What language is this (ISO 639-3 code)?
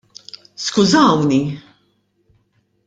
mlt